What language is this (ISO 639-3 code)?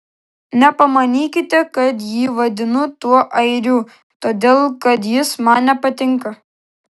lit